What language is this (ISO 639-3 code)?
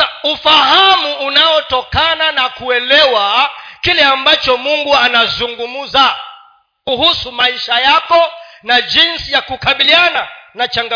swa